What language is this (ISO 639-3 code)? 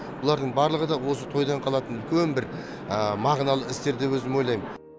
kaz